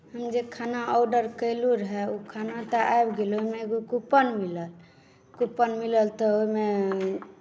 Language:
Maithili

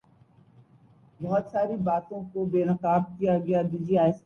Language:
Urdu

